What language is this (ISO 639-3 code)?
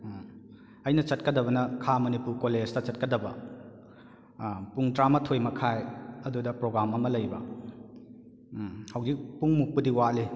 mni